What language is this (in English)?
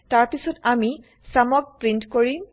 Assamese